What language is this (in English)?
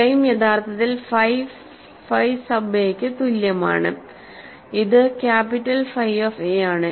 Malayalam